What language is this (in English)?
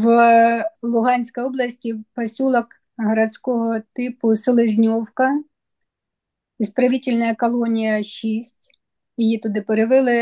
Ukrainian